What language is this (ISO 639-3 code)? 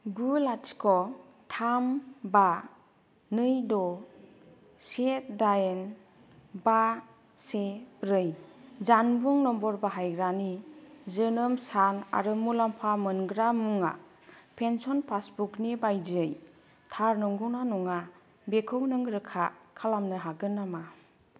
brx